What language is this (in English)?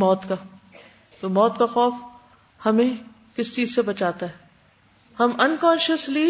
Urdu